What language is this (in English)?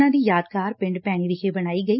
Punjabi